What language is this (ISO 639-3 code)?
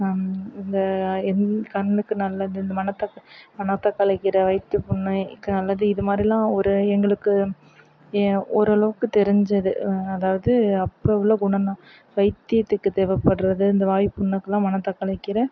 tam